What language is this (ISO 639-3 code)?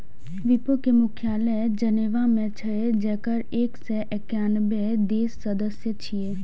mai